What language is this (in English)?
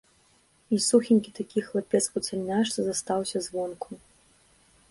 Belarusian